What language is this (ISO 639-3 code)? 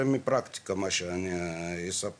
heb